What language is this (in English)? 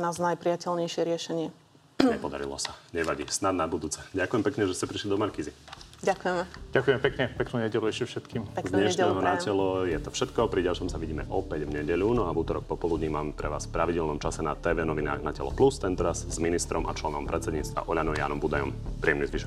Slovak